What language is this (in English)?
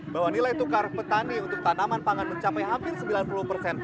Indonesian